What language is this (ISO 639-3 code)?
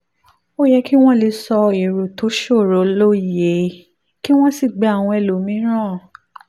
yor